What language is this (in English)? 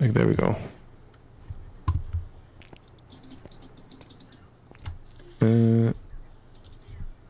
English